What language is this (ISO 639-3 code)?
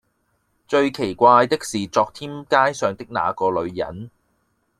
yue